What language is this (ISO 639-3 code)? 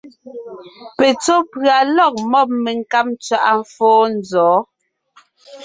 nnh